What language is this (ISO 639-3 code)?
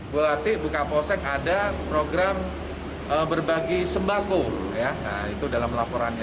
ind